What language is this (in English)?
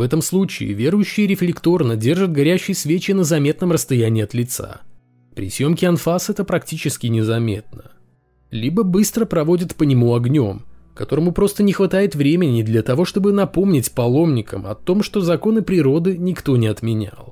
Russian